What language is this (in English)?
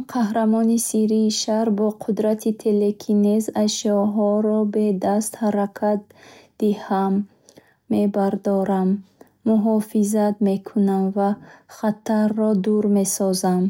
Bukharic